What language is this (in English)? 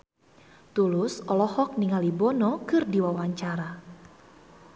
Sundanese